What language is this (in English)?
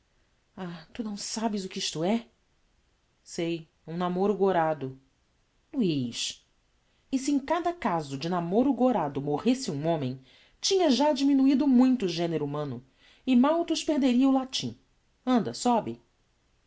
Portuguese